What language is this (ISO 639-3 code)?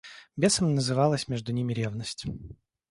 rus